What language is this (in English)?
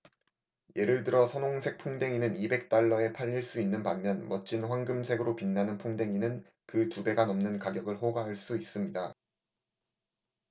Korean